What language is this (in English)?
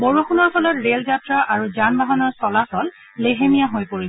Assamese